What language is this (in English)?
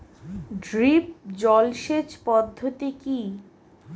Bangla